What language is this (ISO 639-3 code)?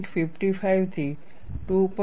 guj